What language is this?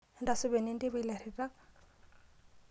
Masai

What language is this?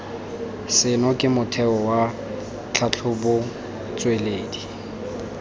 Tswana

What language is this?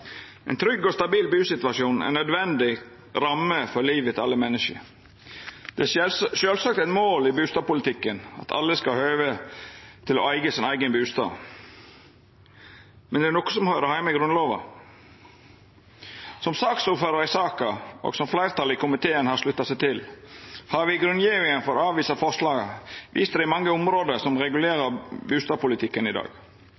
Norwegian Nynorsk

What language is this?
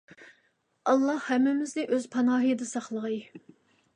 Uyghur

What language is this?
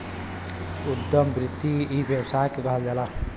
Bhojpuri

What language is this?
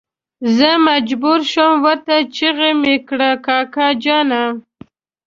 Pashto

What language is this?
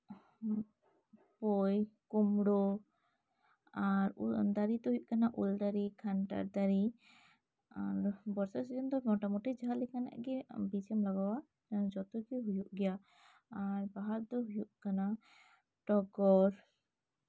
Santali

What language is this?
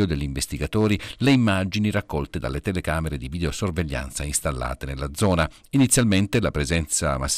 Italian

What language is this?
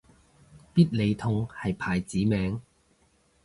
Cantonese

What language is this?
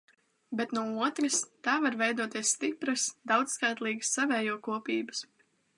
Latvian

